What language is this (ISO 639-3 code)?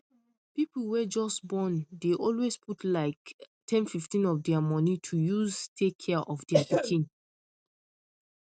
pcm